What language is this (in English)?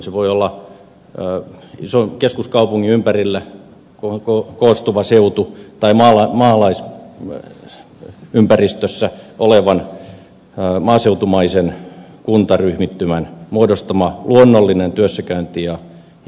Finnish